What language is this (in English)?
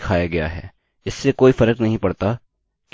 Hindi